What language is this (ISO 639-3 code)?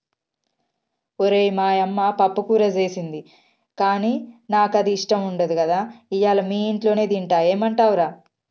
tel